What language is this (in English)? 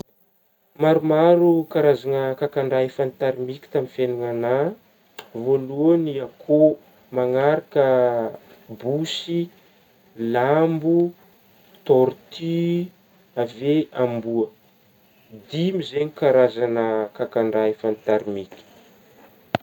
Northern Betsimisaraka Malagasy